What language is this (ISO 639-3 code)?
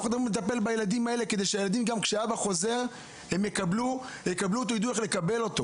heb